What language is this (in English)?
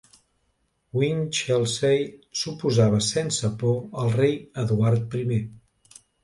Catalan